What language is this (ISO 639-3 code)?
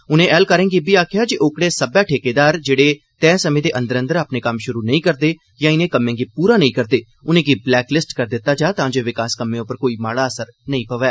doi